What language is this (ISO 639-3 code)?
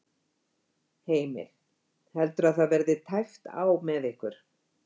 isl